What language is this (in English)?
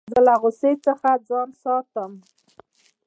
Pashto